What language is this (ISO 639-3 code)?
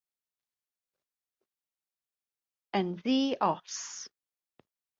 cym